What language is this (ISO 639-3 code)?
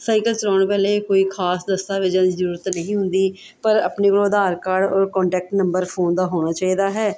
pan